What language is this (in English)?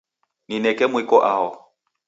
Taita